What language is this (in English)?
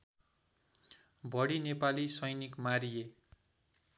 Nepali